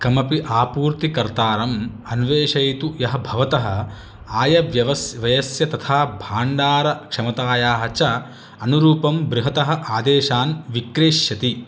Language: Sanskrit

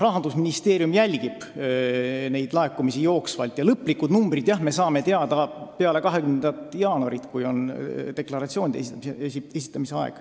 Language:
Estonian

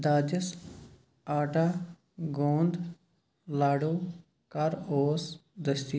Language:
Kashmiri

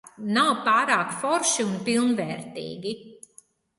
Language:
Latvian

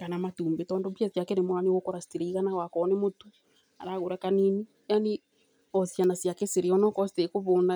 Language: Kikuyu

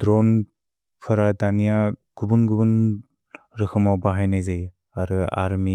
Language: Bodo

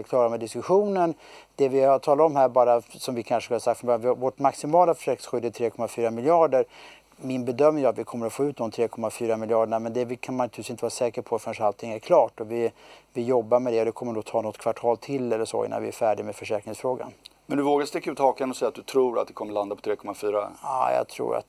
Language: Swedish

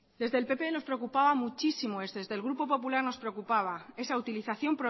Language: Spanish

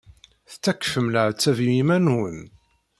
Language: Kabyle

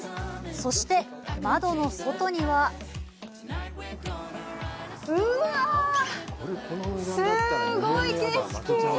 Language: Japanese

